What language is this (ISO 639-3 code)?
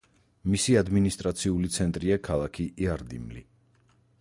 kat